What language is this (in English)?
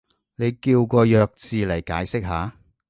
Cantonese